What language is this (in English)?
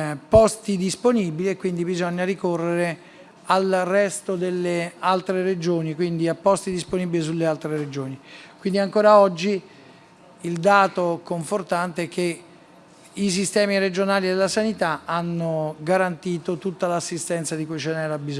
Italian